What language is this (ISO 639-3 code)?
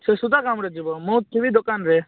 ori